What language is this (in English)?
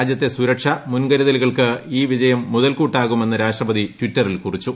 Malayalam